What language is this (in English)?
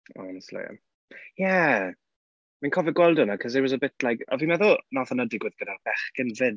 Welsh